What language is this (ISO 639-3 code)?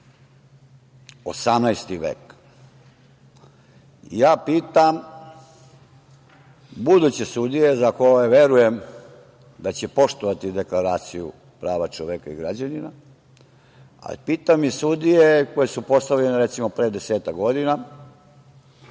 srp